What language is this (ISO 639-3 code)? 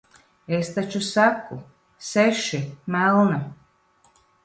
lav